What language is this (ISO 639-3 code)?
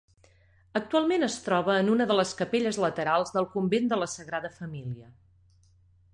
cat